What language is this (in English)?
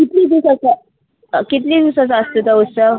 Konkani